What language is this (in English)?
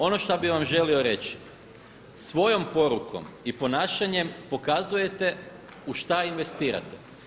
Croatian